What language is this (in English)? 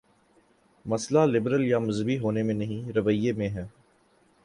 Urdu